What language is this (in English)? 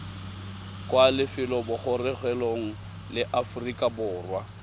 Tswana